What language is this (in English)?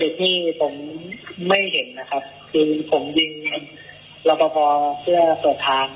Thai